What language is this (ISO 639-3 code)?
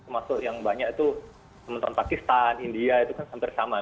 ind